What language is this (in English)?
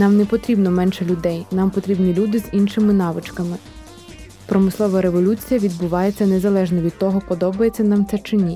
Ukrainian